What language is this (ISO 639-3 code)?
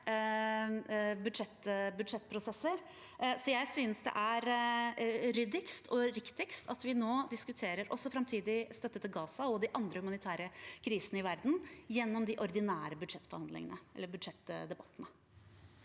nor